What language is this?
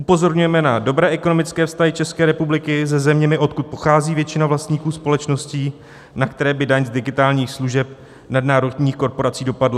Czech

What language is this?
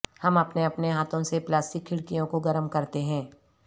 Urdu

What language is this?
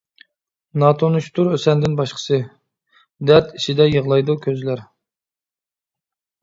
Uyghur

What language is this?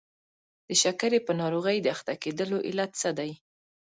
Pashto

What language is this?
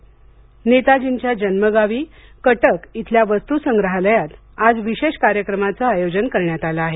Marathi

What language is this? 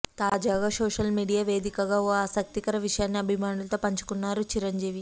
Telugu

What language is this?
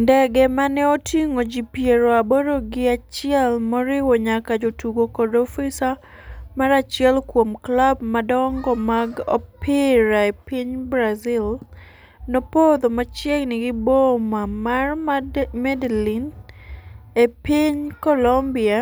Luo (Kenya and Tanzania)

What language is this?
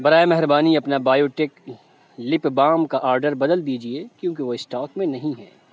Urdu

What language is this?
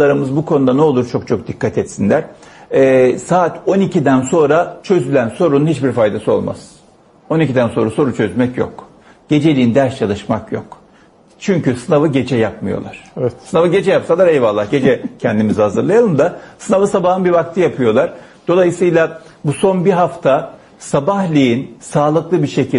Turkish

